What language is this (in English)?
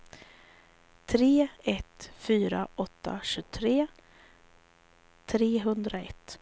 Swedish